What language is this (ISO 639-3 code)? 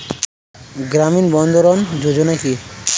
ben